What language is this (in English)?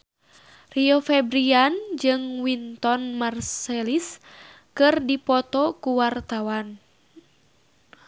Sundanese